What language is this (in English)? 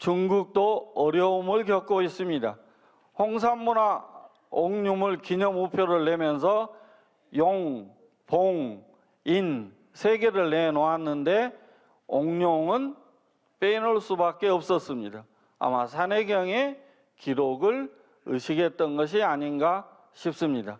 Korean